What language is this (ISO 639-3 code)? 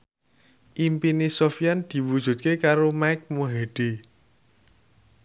jav